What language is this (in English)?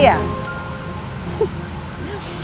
Indonesian